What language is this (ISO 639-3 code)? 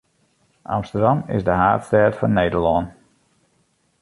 fry